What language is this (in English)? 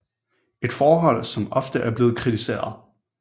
Danish